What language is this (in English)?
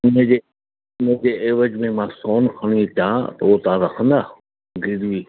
Sindhi